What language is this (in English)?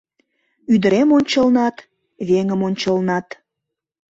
Mari